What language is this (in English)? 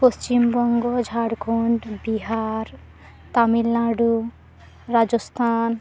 Santali